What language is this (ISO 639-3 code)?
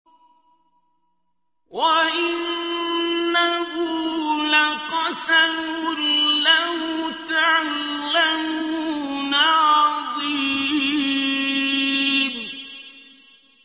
ara